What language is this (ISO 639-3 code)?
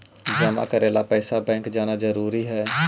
mag